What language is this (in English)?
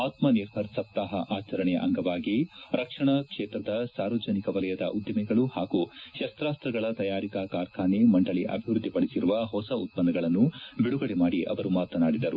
Kannada